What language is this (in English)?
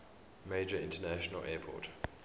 English